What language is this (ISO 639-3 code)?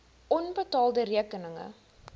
afr